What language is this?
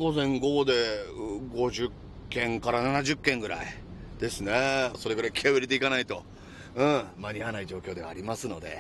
Japanese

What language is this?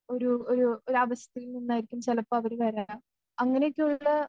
Malayalam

